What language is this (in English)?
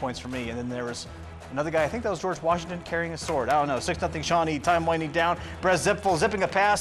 English